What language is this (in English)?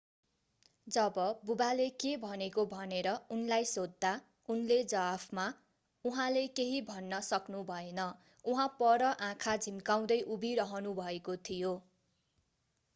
Nepali